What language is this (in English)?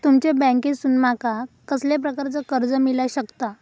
Marathi